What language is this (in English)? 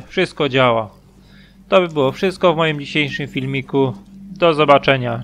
Polish